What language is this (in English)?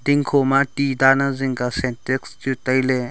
Wancho Naga